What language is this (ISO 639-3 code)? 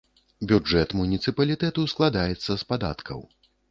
bel